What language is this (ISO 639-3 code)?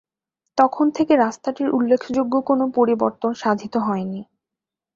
ben